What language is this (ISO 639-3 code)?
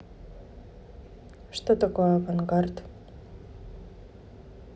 rus